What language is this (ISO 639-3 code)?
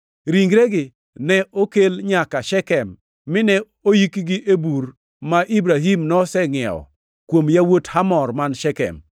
luo